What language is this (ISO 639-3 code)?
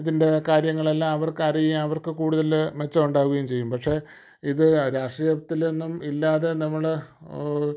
mal